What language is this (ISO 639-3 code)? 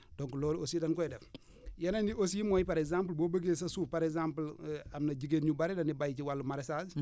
wol